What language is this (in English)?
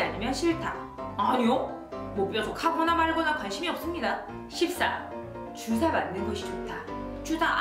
Korean